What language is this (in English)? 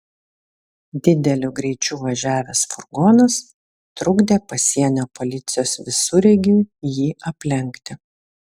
Lithuanian